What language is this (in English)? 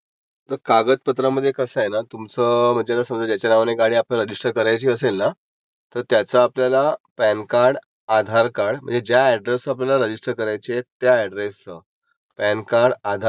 Marathi